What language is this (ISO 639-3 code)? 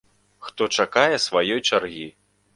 bel